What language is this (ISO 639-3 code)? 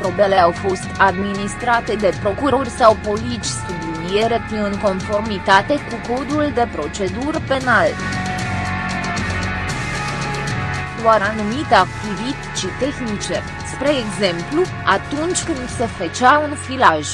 ron